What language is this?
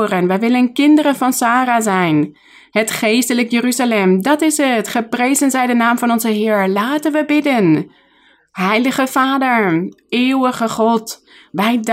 Dutch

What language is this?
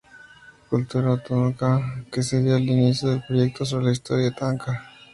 Spanish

